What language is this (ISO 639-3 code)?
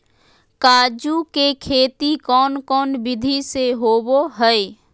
mag